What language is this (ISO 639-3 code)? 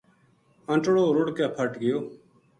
gju